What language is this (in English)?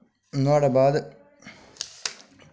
Dogri